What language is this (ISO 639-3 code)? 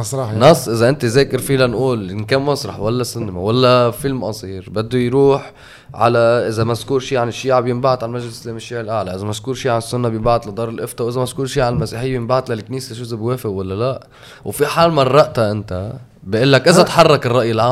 ara